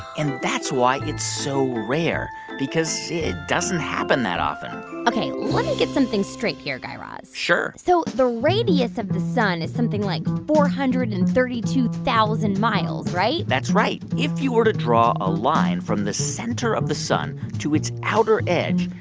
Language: English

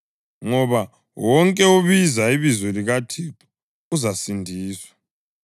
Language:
North Ndebele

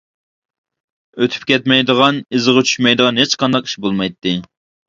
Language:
Uyghur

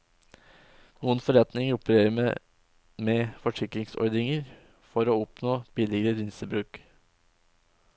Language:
Norwegian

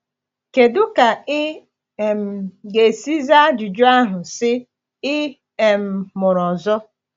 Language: Igbo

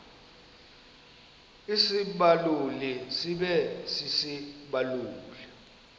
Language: Xhosa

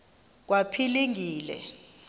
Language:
Xhosa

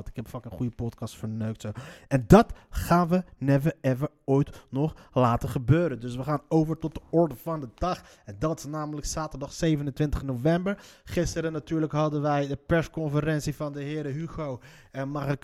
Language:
Dutch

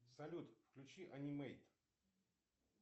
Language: Russian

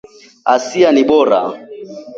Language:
Swahili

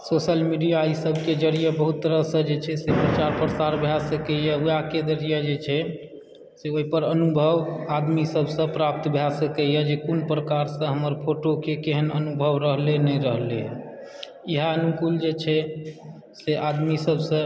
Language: Maithili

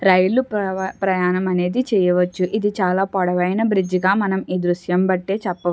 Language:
Telugu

